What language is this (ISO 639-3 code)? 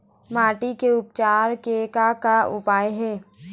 hne